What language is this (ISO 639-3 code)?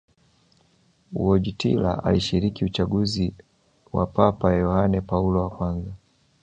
swa